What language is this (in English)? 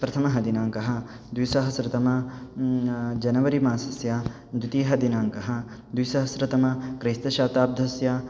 Sanskrit